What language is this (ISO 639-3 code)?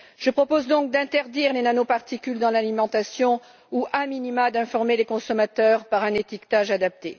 fra